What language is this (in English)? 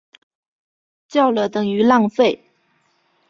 Chinese